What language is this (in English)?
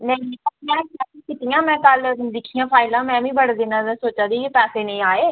Dogri